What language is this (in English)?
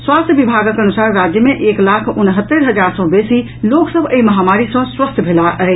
Maithili